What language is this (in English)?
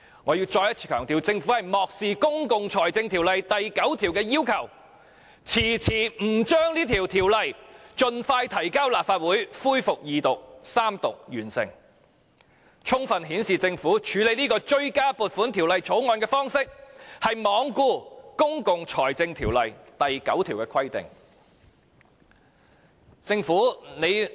Cantonese